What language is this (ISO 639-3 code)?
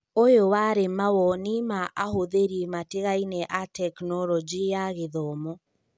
kik